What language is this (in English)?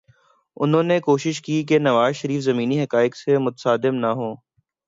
Urdu